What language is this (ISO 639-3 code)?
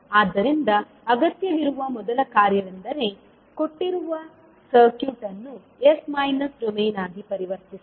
kan